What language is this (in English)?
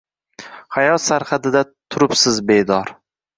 Uzbek